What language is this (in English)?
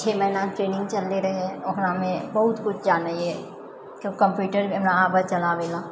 Maithili